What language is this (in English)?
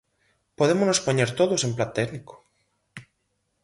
Galician